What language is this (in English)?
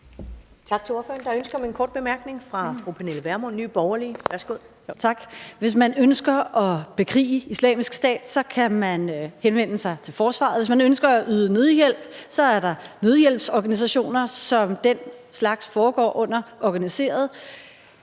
Danish